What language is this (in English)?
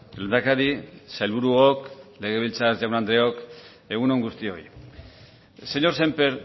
Basque